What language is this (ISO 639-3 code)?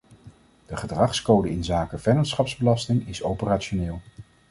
nld